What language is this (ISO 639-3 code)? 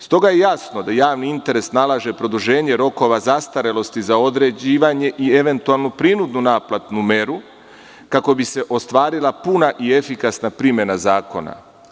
srp